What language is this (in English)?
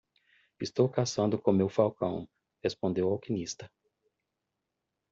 Portuguese